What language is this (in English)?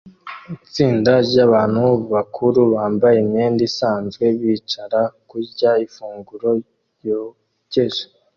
Kinyarwanda